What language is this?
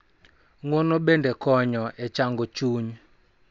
Luo (Kenya and Tanzania)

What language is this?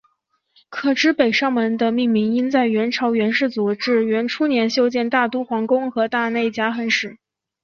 Chinese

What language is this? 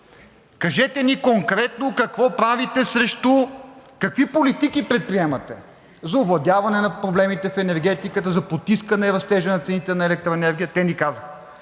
Bulgarian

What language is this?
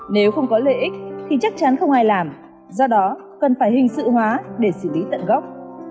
Vietnamese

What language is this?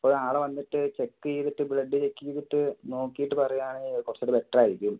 Malayalam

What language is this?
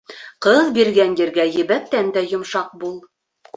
Bashkir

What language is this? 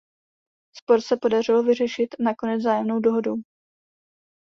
Czech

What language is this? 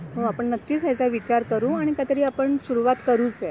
Marathi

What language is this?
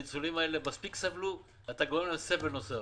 Hebrew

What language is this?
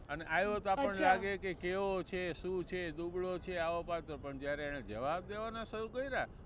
Gujarati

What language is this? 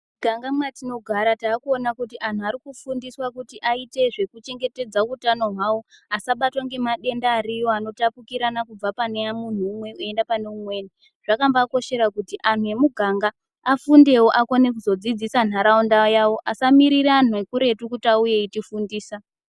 Ndau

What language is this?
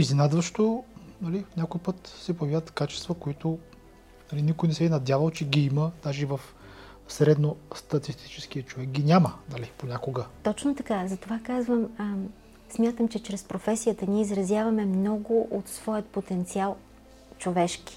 Bulgarian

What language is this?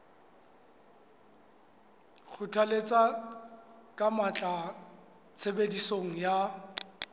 Southern Sotho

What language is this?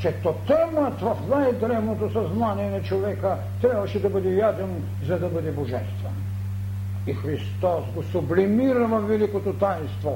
Bulgarian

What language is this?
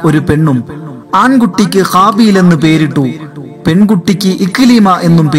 Malayalam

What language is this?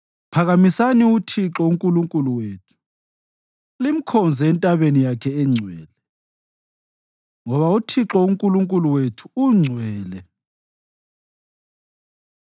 North Ndebele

